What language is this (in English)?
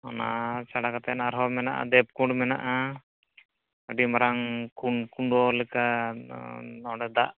Santali